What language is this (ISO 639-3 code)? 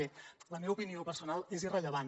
cat